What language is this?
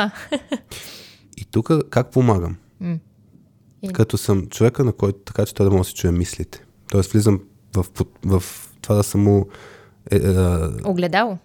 Bulgarian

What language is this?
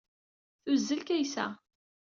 Kabyle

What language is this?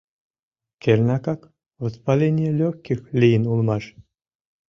Mari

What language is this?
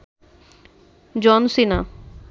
Bangla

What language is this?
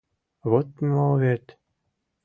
Mari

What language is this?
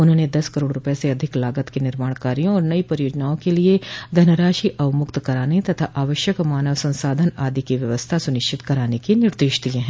Hindi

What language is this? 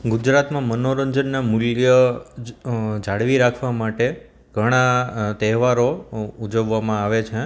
Gujarati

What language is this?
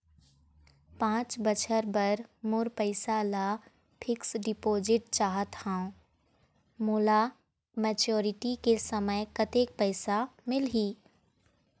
Chhattisgarhi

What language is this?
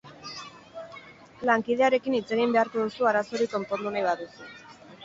Basque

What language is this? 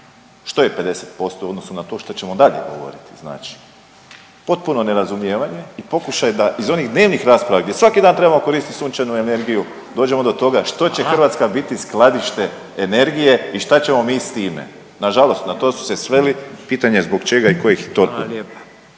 Croatian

